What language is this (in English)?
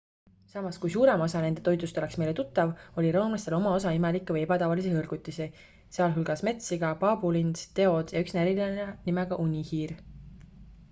Estonian